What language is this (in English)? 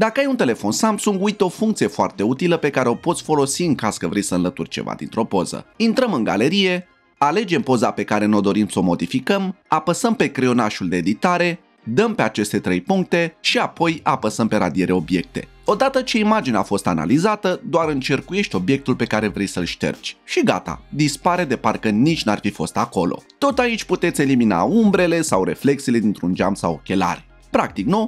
Romanian